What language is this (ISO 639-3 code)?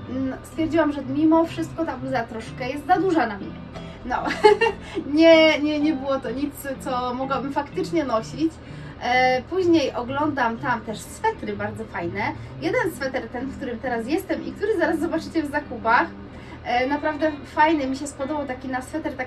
pol